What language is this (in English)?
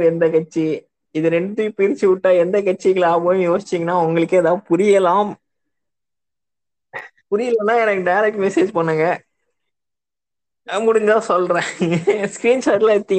Tamil